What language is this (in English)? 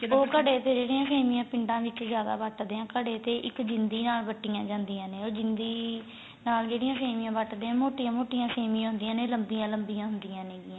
Punjabi